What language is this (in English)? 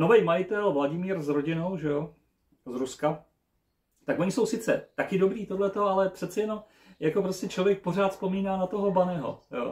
Czech